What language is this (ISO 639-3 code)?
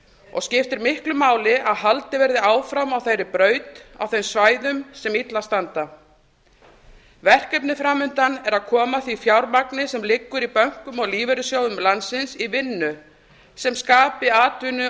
isl